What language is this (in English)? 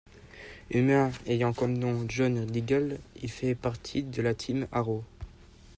French